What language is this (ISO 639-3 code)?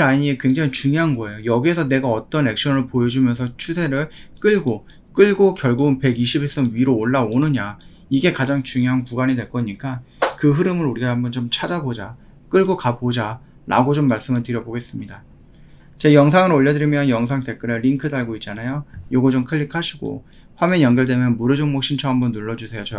kor